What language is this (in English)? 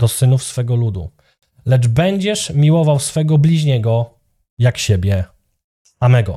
Polish